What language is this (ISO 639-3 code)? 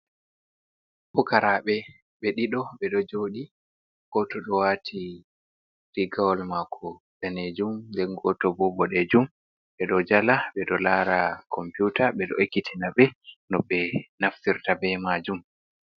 ful